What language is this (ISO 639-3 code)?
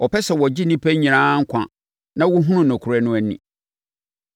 aka